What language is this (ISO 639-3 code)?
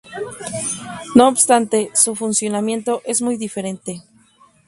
spa